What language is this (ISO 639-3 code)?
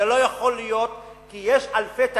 heb